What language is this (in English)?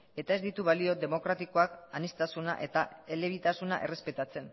Basque